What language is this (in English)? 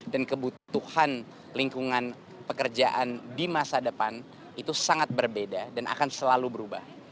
Indonesian